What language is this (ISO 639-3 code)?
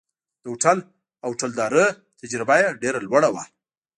pus